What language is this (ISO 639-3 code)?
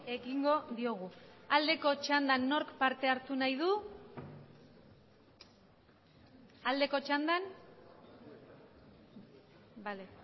eus